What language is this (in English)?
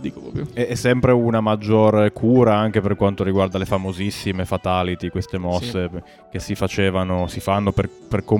Italian